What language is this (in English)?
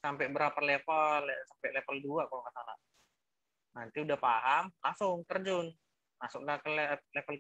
Indonesian